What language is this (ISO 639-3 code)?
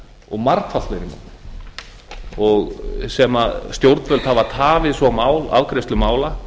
isl